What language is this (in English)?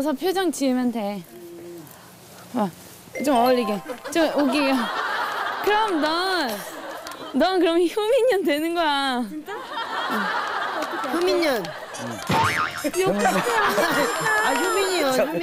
Korean